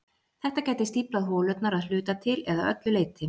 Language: Icelandic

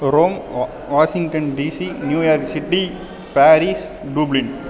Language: Tamil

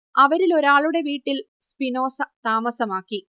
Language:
Malayalam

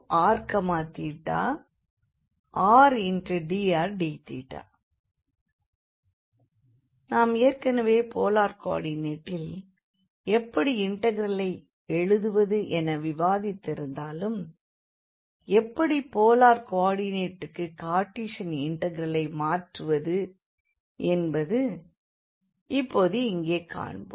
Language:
Tamil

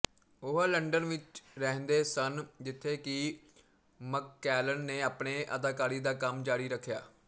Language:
Punjabi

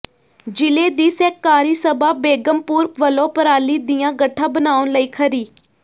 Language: Punjabi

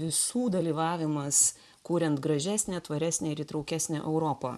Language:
Lithuanian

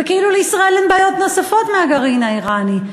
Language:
Hebrew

